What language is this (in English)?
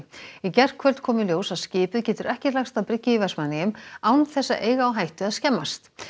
Icelandic